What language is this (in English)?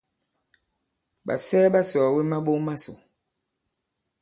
Bankon